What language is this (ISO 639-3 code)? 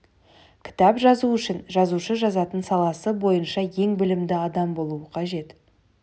kaz